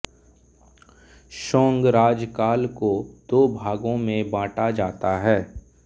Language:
Hindi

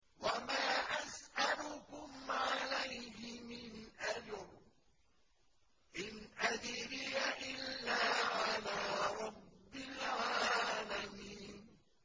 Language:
Arabic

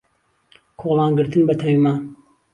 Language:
Central Kurdish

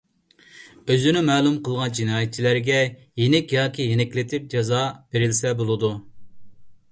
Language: Uyghur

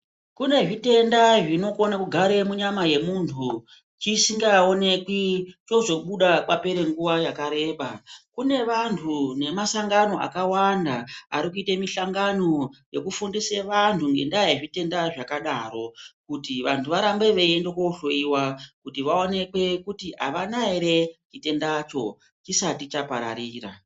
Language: Ndau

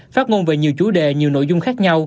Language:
Vietnamese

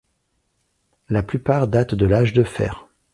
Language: French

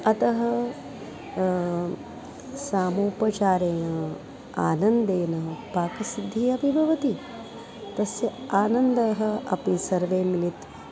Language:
Sanskrit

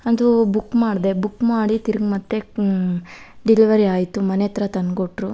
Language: Kannada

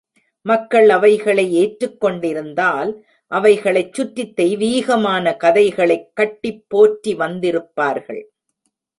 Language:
Tamil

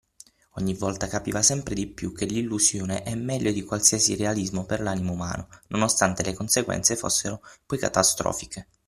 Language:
Italian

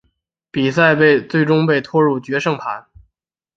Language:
Chinese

